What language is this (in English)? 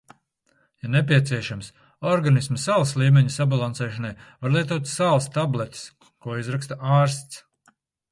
Latvian